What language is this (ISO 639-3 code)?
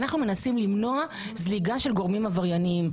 heb